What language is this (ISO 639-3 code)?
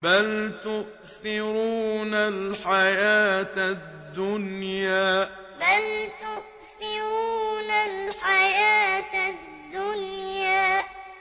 ara